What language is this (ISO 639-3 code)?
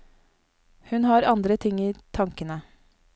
nor